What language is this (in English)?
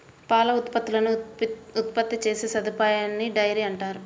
Telugu